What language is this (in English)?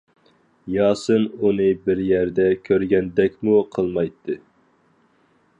Uyghur